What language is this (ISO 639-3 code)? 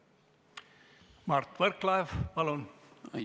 est